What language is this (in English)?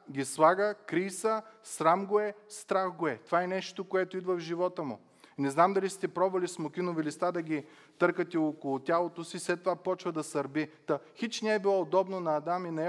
Bulgarian